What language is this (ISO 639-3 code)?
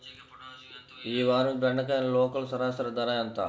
tel